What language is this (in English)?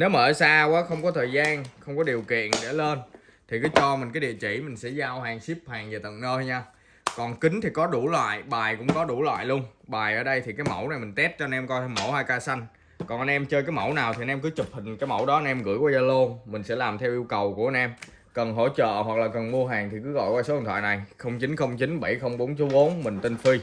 Vietnamese